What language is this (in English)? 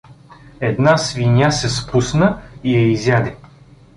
Bulgarian